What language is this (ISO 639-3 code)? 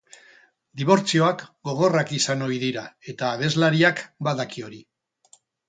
eus